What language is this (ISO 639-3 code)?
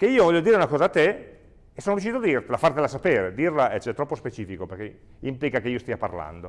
ita